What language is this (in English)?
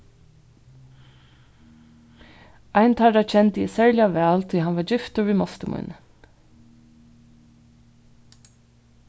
Faroese